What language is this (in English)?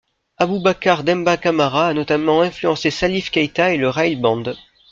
French